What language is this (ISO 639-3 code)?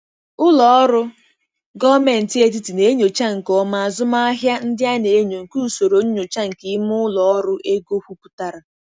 ibo